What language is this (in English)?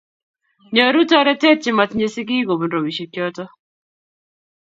Kalenjin